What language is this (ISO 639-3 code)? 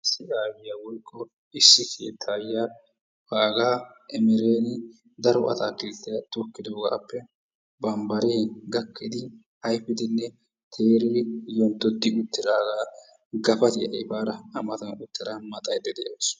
wal